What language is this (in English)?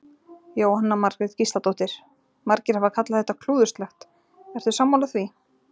Icelandic